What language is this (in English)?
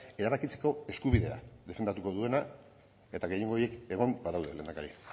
Basque